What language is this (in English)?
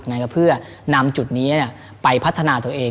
Thai